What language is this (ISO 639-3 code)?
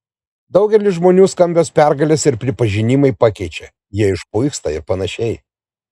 lit